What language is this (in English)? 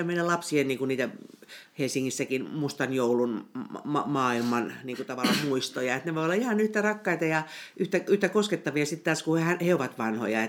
Finnish